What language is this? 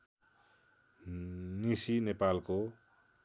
Nepali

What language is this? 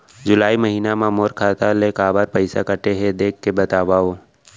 Chhattisgarhi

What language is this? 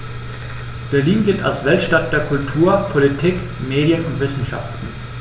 German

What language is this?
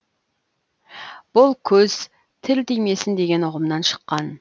Kazakh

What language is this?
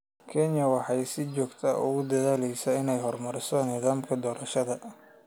Somali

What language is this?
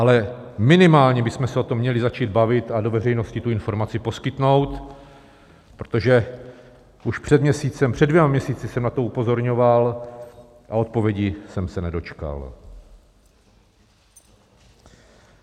Czech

